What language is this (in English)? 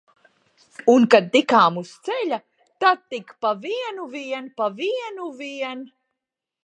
Latvian